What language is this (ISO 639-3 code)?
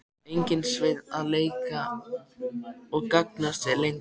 isl